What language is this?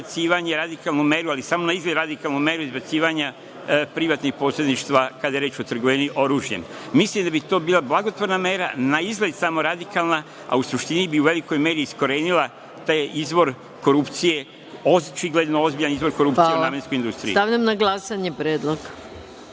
Serbian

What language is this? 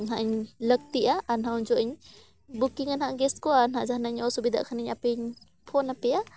Santali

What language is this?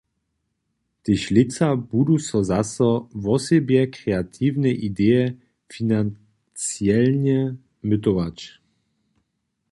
Upper Sorbian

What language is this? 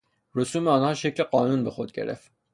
Persian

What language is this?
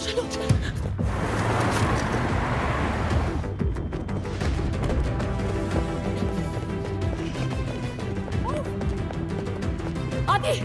Hindi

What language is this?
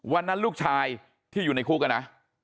Thai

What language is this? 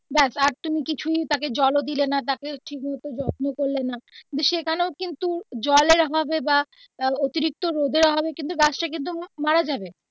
Bangla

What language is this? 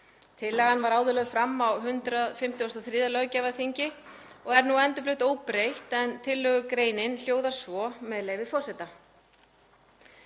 Icelandic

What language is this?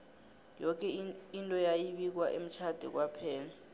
South Ndebele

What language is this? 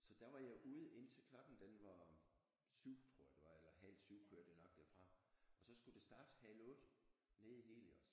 Danish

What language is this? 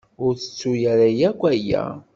Kabyle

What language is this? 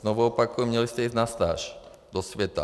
Czech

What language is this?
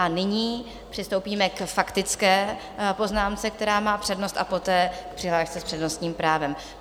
Czech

